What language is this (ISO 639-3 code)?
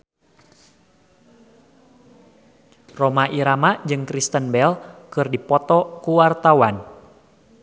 sun